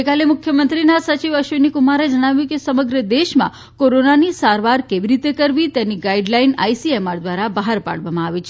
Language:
Gujarati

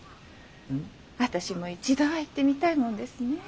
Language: Japanese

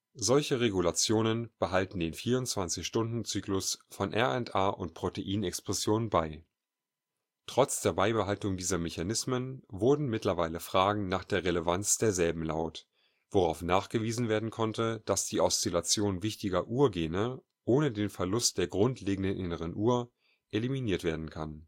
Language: German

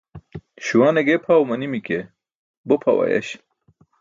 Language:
Burushaski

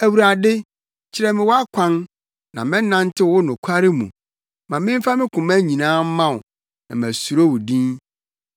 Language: Akan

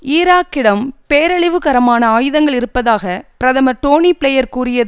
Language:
Tamil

